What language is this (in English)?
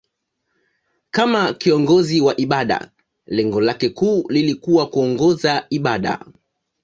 Swahili